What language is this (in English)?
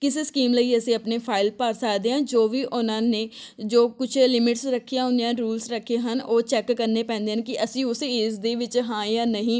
Punjabi